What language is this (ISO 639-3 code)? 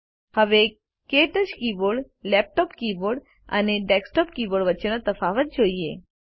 guj